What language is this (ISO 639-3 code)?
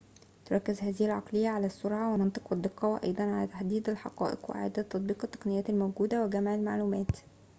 ara